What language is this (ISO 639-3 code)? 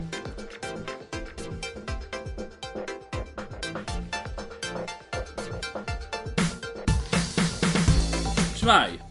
cym